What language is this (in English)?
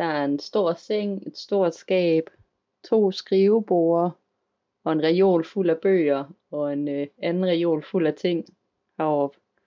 Danish